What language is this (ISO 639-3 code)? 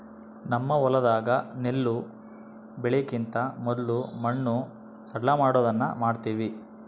kan